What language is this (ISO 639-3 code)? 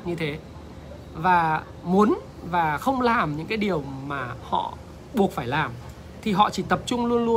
vie